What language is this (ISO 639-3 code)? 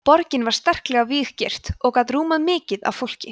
isl